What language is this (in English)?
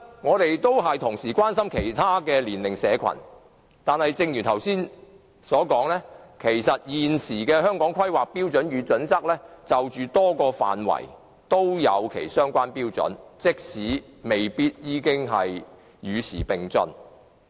Cantonese